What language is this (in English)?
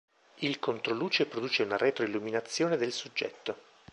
Italian